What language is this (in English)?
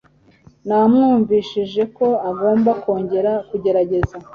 Kinyarwanda